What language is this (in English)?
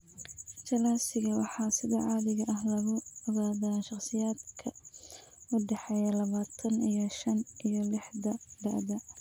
Somali